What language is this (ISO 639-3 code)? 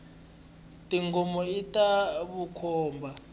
tso